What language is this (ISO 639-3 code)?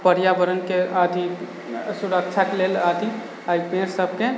mai